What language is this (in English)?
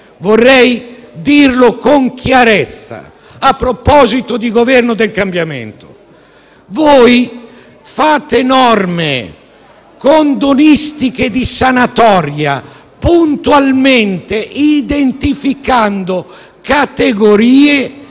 Italian